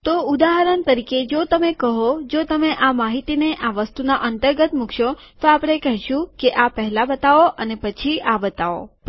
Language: Gujarati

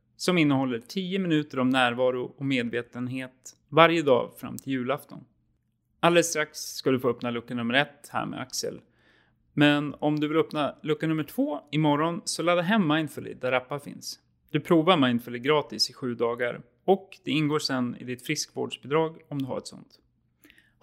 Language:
Swedish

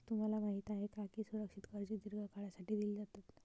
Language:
Marathi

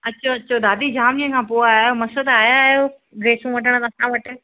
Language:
Sindhi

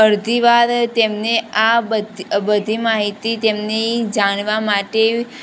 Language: Gujarati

